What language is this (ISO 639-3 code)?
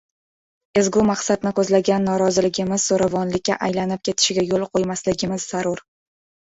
uzb